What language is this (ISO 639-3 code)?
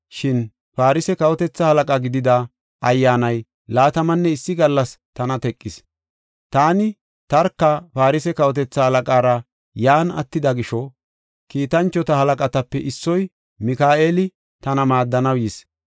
gof